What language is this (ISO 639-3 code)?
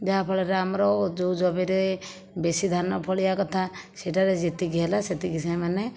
ori